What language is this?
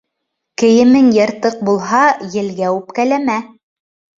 Bashkir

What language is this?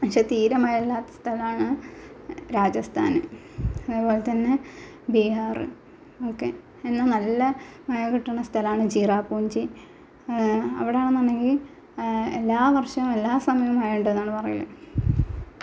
Malayalam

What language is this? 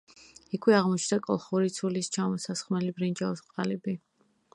Georgian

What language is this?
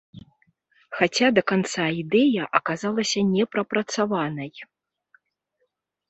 Belarusian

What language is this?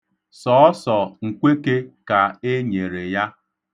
Igbo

